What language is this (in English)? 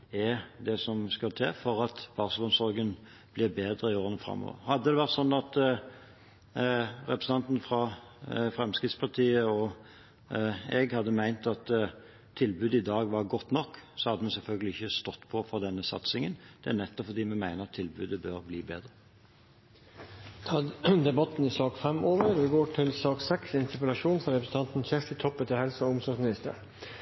Norwegian